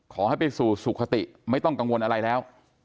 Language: Thai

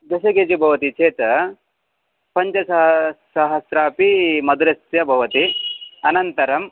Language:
Sanskrit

